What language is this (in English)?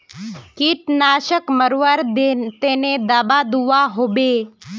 Magahi